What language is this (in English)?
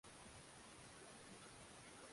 Swahili